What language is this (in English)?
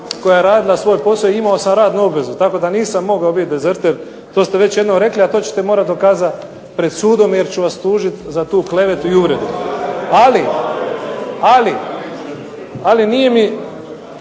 Croatian